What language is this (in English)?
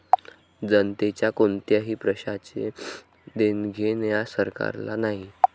Marathi